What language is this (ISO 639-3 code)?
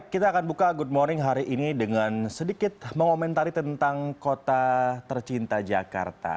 ind